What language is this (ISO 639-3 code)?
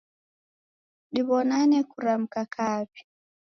dav